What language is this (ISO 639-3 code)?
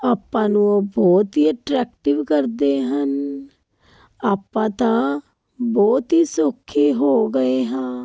pan